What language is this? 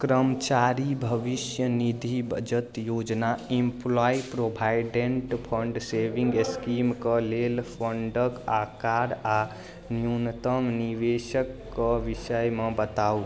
Maithili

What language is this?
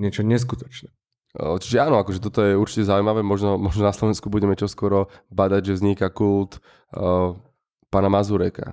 Slovak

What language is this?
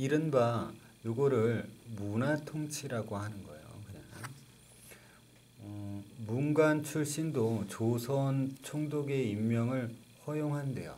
Korean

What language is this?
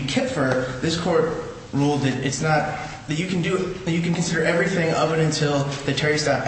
English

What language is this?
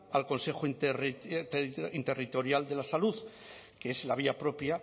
Spanish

